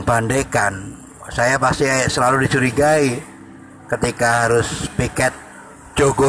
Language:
Indonesian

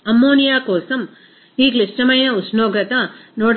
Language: Telugu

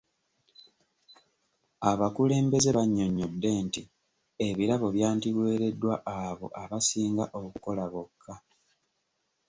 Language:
Ganda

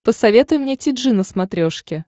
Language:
Russian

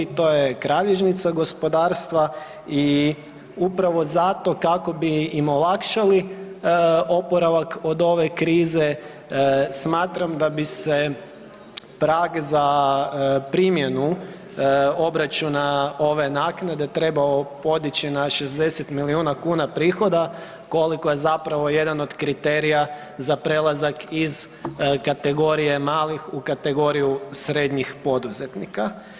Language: Croatian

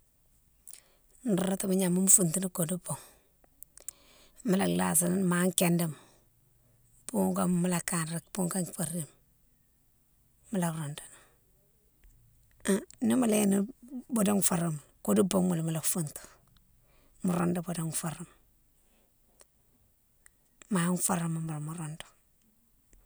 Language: Mansoanka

